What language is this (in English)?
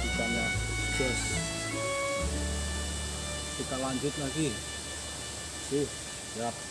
Indonesian